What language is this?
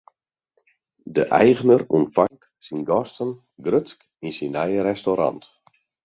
Western Frisian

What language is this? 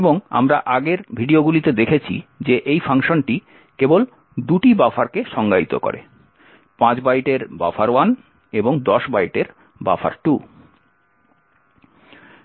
Bangla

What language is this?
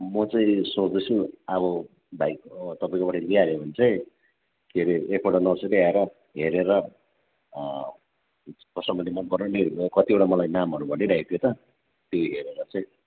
Nepali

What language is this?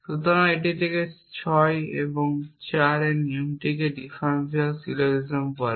Bangla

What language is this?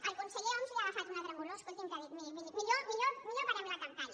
Catalan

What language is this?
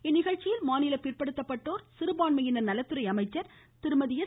Tamil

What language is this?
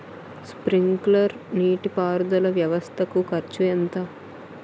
Telugu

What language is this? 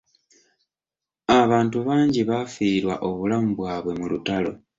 Ganda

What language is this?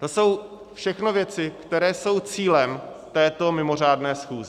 Czech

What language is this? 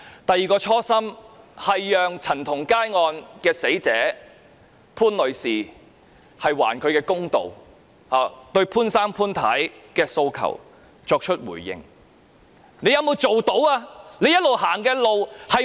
Cantonese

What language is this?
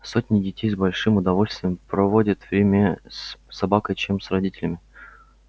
Russian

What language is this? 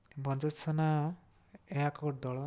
Odia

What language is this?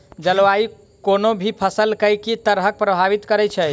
Maithili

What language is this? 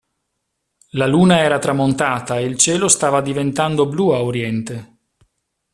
Italian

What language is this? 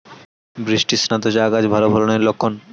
Bangla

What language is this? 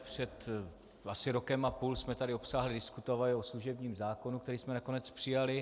Czech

